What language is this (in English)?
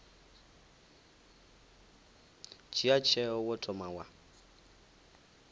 Venda